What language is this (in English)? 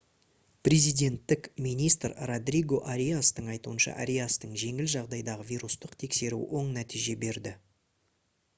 Kazakh